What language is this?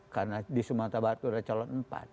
Indonesian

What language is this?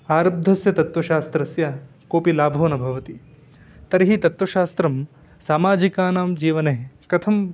Sanskrit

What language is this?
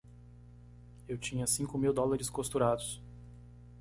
Portuguese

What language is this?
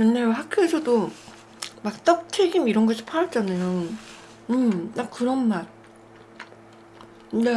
Korean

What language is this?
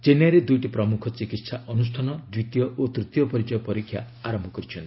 Odia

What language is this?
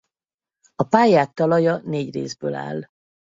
Hungarian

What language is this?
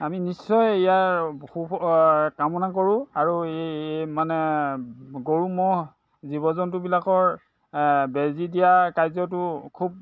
Assamese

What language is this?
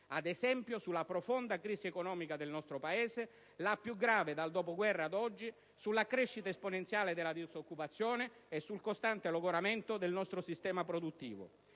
Italian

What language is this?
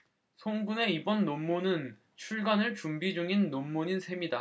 Korean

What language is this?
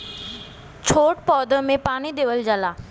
Bhojpuri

